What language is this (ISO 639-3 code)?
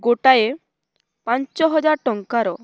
ori